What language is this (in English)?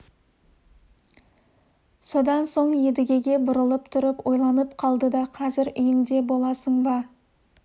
Kazakh